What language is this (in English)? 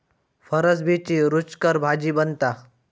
Marathi